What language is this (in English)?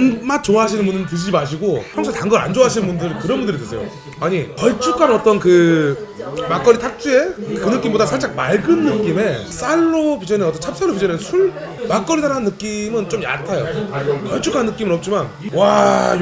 Korean